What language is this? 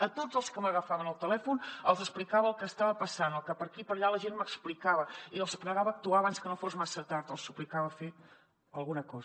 Catalan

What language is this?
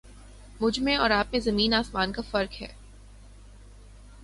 Urdu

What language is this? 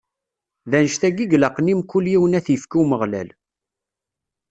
Kabyle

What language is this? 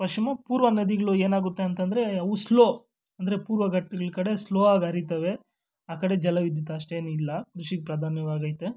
Kannada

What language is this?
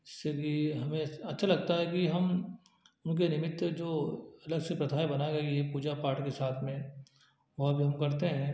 Hindi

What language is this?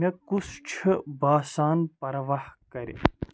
Kashmiri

